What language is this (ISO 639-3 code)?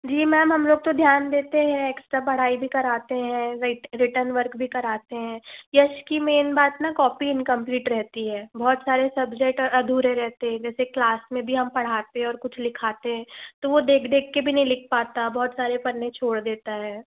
hin